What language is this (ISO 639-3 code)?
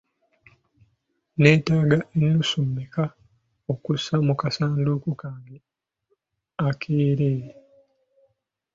lug